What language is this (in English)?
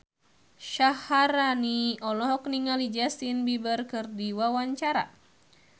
Sundanese